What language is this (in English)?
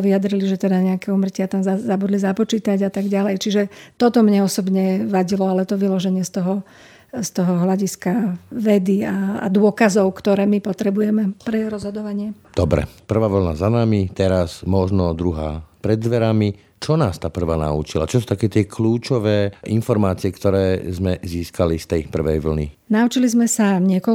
Slovak